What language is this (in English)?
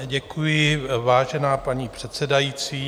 Czech